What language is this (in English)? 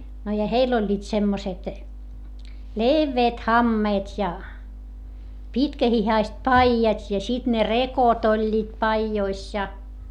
Finnish